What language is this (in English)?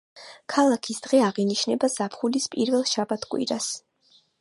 Georgian